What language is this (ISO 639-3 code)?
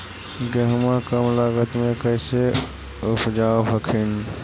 mag